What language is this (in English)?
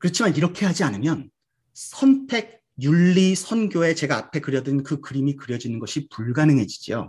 Korean